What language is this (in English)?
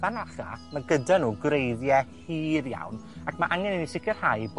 Welsh